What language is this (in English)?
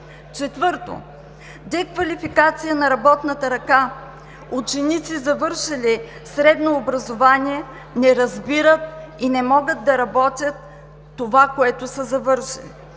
Bulgarian